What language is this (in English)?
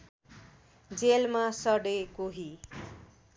Nepali